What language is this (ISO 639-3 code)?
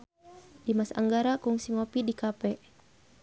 sun